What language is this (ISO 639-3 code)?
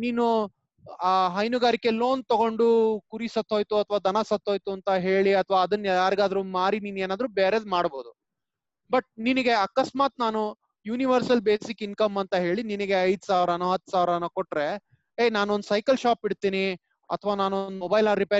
kan